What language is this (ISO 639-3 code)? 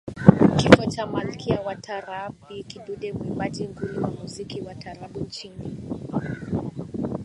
swa